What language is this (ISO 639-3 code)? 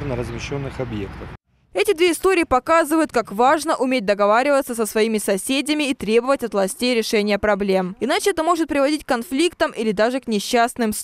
rus